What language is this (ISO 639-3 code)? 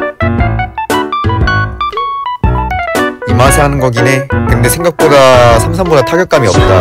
kor